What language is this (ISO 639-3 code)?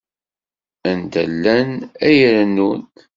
kab